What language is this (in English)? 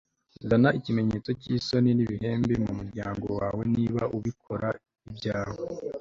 Kinyarwanda